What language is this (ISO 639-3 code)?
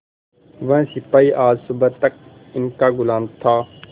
hin